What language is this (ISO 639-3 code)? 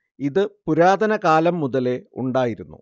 mal